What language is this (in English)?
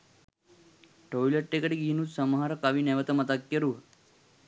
Sinhala